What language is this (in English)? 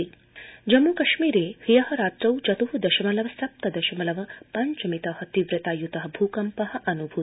Sanskrit